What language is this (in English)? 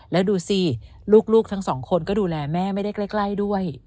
Thai